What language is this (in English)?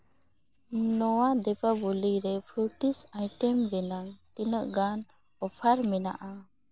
Santali